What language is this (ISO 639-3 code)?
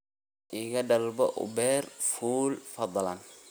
som